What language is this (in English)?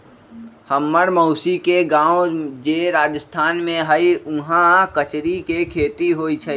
Magahi